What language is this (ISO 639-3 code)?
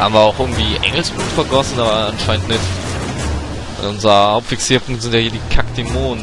deu